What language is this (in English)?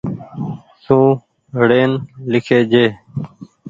Goaria